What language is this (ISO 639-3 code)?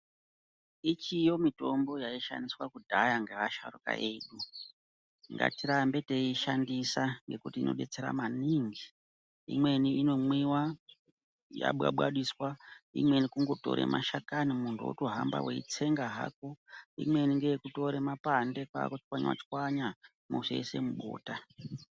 ndc